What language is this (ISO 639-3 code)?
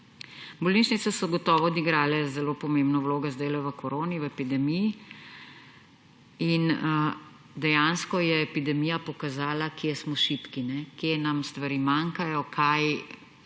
slv